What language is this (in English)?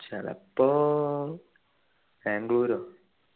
Malayalam